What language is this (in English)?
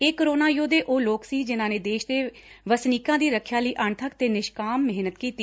Punjabi